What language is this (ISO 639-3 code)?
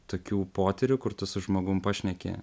lit